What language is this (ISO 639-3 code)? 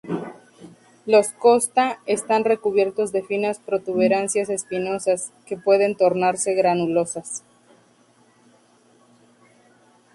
spa